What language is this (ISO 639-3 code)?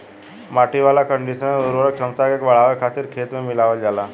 bho